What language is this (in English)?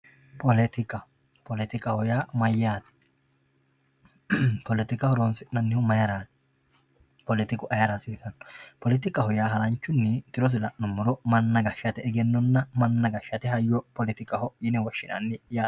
Sidamo